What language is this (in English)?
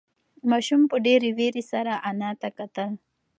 Pashto